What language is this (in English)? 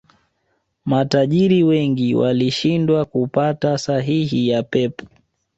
Swahili